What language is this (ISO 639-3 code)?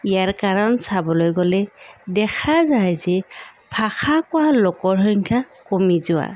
asm